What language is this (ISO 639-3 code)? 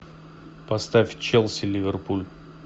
rus